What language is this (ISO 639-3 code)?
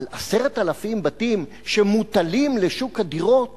heb